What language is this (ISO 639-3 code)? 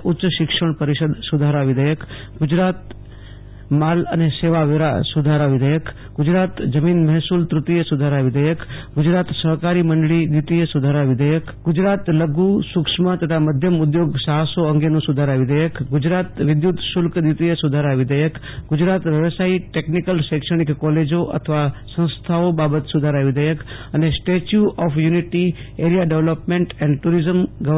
guj